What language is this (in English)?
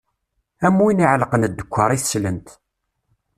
Kabyle